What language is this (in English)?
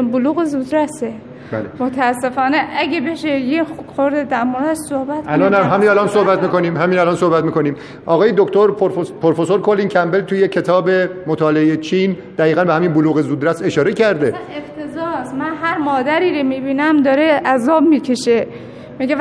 Persian